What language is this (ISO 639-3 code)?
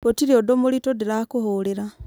kik